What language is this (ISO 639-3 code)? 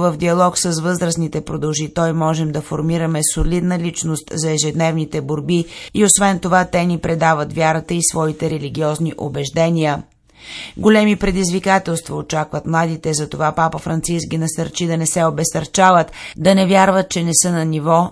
bul